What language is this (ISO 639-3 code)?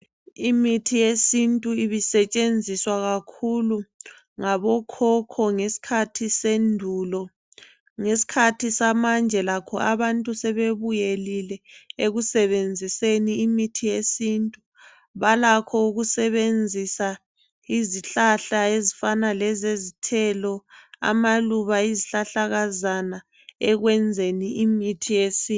nde